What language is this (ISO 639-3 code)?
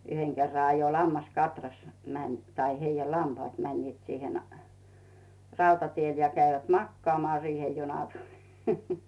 fin